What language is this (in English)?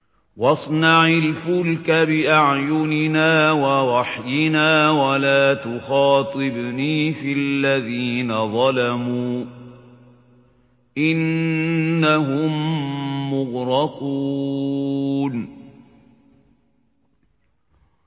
Arabic